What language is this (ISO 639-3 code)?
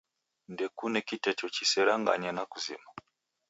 dav